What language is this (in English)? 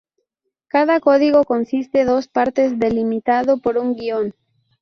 Spanish